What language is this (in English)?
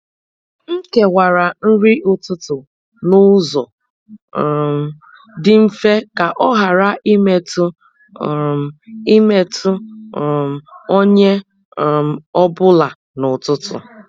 Igbo